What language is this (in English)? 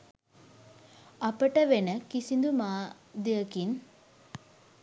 Sinhala